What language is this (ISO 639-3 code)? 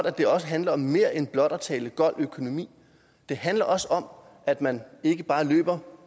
dan